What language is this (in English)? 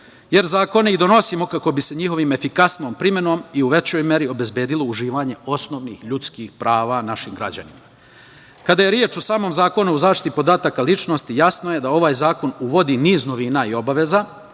Serbian